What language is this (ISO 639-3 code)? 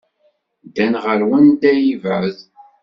kab